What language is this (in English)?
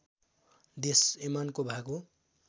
Nepali